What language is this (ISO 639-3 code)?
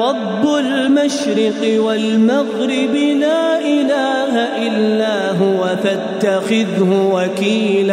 ara